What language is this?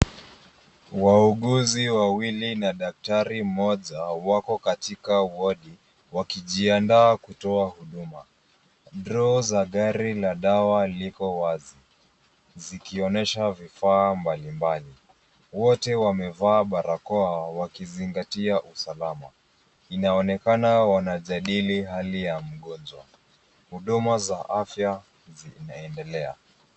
Swahili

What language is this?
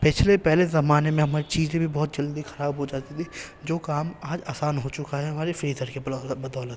Urdu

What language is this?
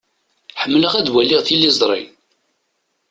Kabyle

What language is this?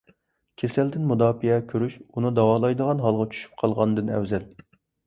Uyghur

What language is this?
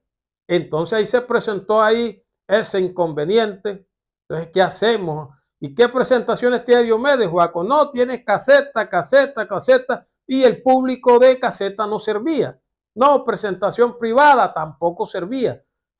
Spanish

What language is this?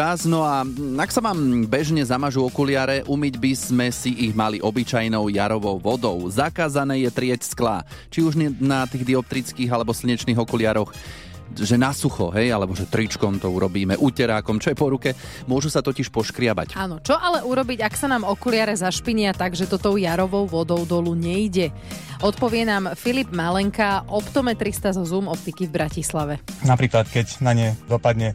Slovak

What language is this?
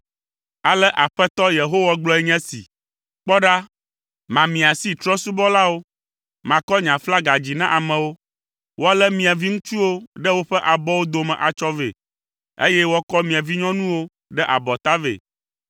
Ewe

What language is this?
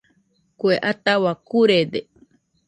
Nüpode Huitoto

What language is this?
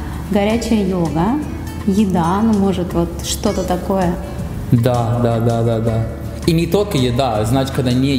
Russian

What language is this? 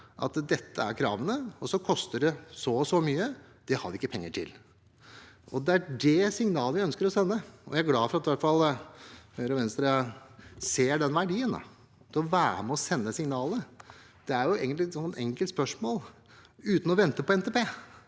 Norwegian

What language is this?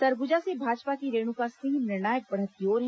Hindi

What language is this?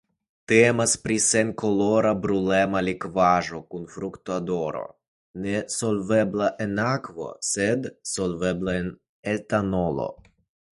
Esperanto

